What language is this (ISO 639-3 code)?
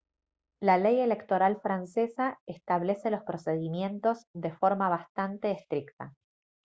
spa